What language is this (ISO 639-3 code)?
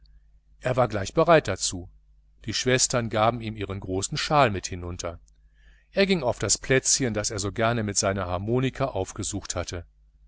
deu